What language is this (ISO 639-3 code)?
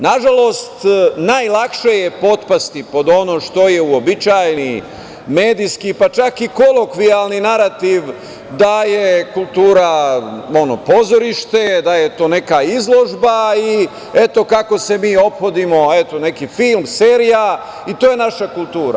srp